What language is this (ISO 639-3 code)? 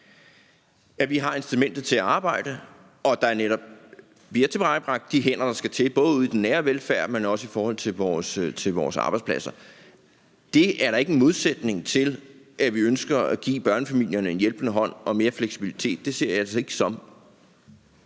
dan